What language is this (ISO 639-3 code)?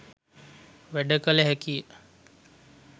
sin